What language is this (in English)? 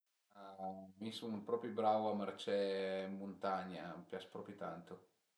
Piedmontese